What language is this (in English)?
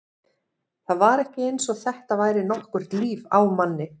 Icelandic